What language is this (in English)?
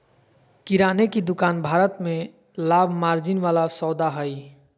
Magahi